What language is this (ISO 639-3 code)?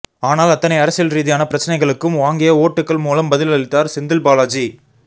tam